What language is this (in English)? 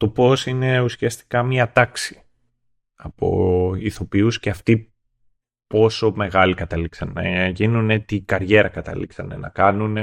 Greek